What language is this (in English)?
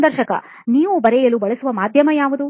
Kannada